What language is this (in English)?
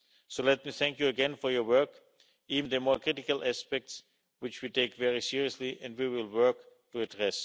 English